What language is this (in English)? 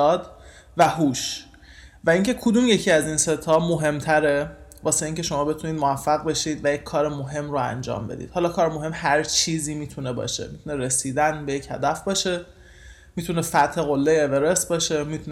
Persian